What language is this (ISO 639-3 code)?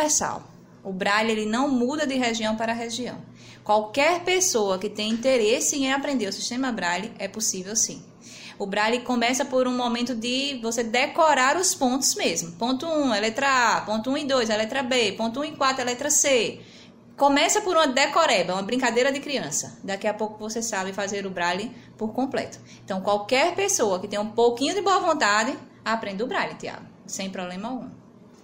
por